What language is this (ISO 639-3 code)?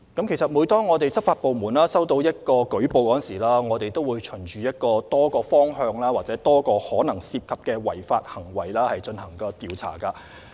yue